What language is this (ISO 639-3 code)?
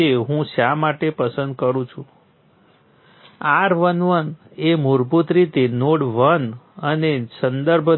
guj